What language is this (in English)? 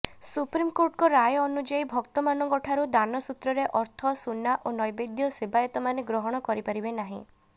Odia